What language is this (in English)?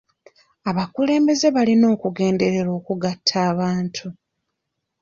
Ganda